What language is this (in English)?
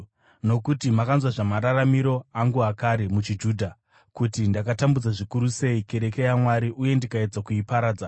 Shona